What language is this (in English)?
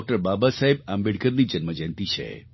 Gujarati